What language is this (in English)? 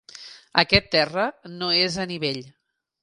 Catalan